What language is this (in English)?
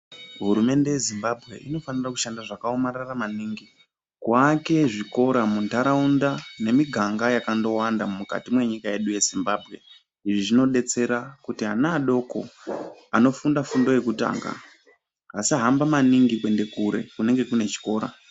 Ndau